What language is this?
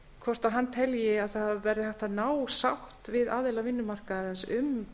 Icelandic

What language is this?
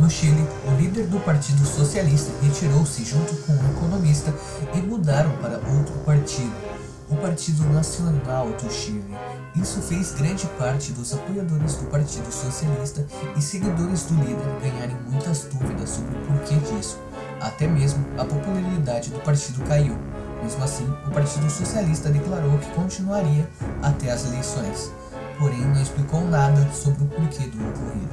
Portuguese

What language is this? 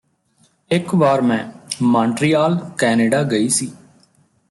Punjabi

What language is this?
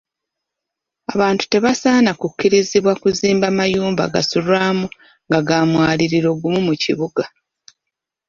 Ganda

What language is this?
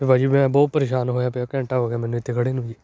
Punjabi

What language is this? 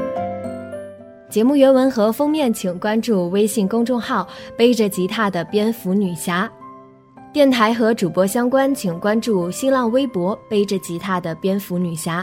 Chinese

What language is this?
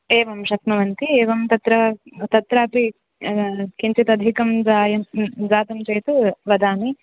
Sanskrit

